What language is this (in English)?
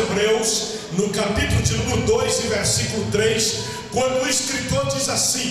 Portuguese